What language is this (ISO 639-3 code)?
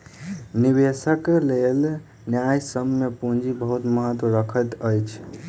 mai